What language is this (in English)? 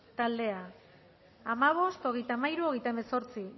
Basque